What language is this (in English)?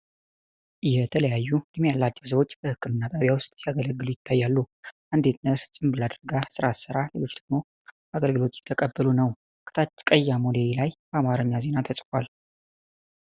Amharic